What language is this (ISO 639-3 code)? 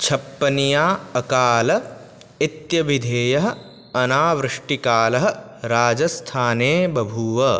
san